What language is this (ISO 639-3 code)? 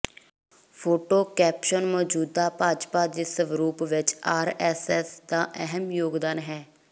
pan